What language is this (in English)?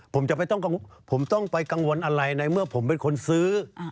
Thai